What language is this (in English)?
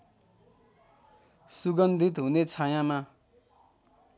Nepali